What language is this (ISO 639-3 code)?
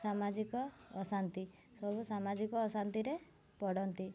ori